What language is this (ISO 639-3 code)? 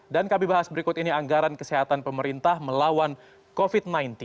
ind